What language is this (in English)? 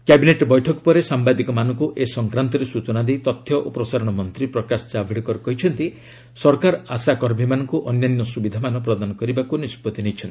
Odia